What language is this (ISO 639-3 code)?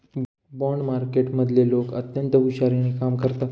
mar